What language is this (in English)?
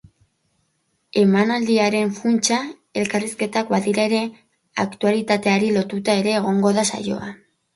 Basque